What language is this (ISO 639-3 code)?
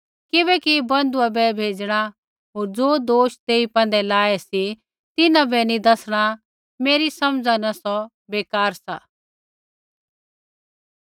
kfx